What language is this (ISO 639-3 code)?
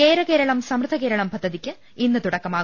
mal